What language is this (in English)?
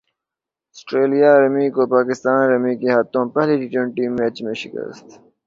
Urdu